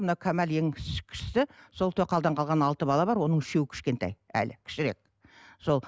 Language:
Kazakh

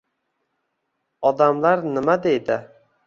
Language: Uzbek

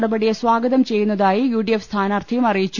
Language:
Malayalam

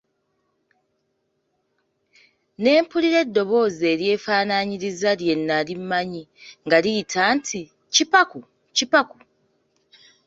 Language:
Ganda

